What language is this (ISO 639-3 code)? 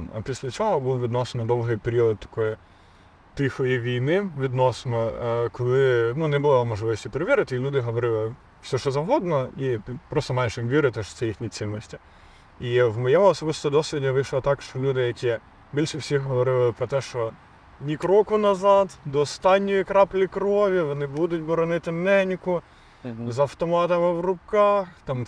ukr